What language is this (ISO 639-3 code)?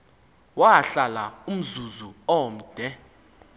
xho